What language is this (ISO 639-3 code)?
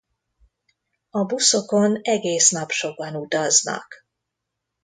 hun